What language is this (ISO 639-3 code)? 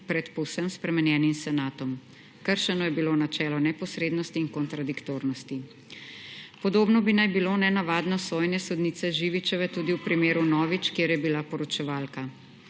slv